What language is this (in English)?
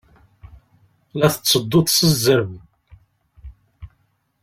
Kabyle